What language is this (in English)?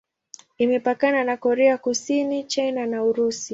Swahili